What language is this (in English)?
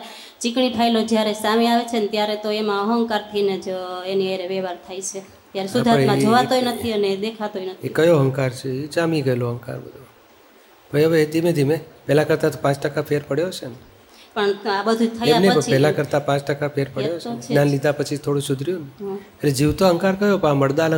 Gujarati